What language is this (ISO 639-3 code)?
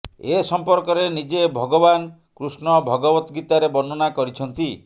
ori